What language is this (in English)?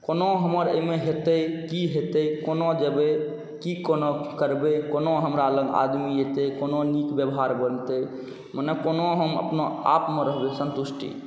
Maithili